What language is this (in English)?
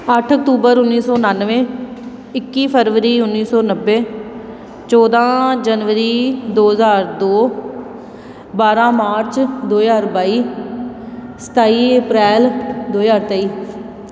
Punjabi